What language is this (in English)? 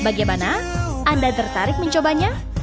Indonesian